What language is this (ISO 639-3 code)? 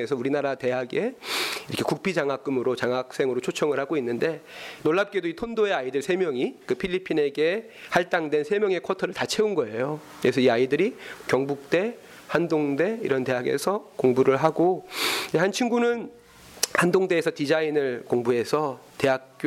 kor